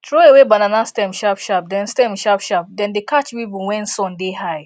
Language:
Nigerian Pidgin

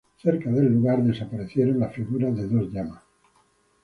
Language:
Spanish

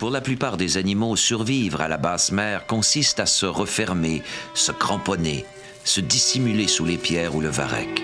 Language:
French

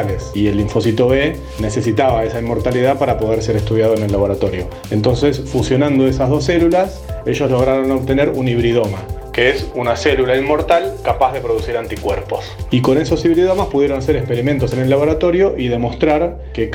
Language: Spanish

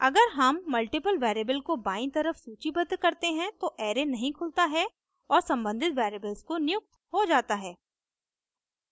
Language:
Hindi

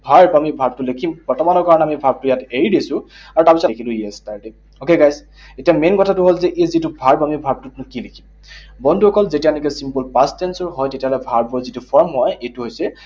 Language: Assamese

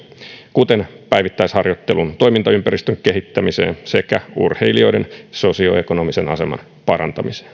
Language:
Finnish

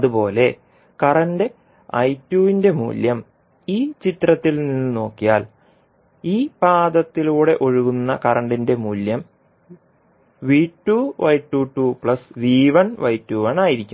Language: Malayalam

